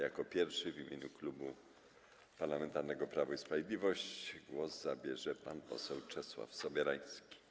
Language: Polish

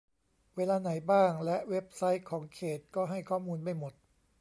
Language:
Thai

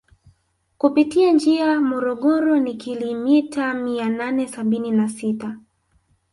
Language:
Swahili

